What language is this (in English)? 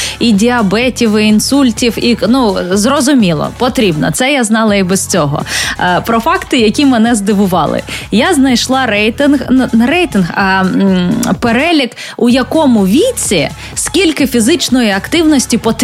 Ukrainian